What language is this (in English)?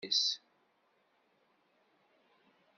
Kabyle